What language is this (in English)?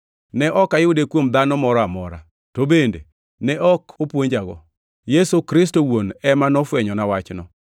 Luo (Kenya and Tanzania)